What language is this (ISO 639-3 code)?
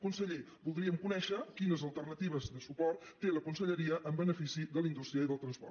cat